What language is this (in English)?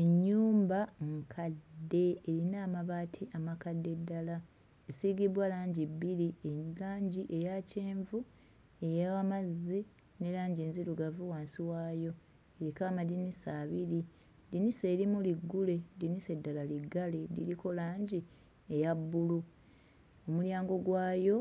Ganda